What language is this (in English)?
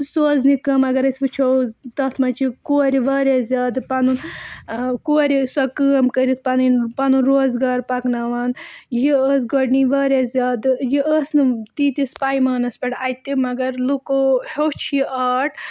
Kashmiri